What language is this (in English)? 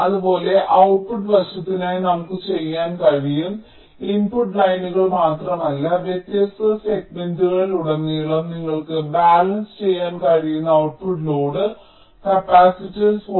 Malayalam